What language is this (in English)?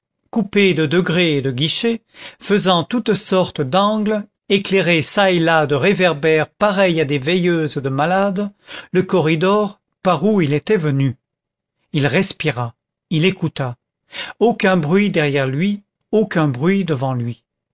French